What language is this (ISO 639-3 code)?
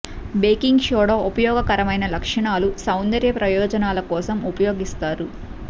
tel